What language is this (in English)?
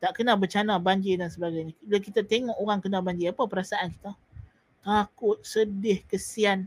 Malay